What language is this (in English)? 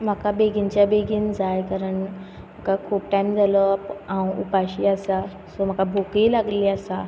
Konkani